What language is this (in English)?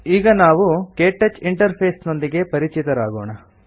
Kannada